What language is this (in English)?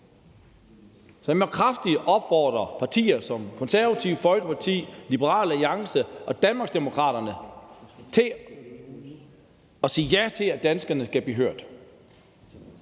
Danish